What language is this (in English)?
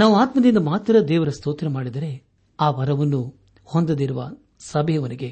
Kannada